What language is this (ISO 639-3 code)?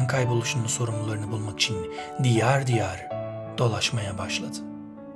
tur